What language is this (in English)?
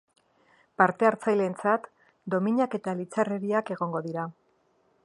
Basque